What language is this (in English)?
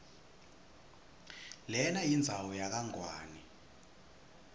Swati